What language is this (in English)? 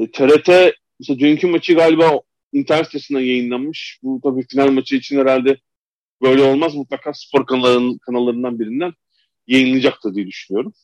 Turkish